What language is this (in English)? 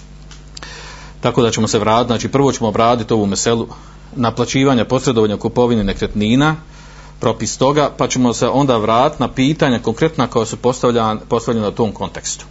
Croatian